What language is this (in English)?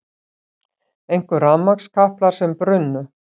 Icelandic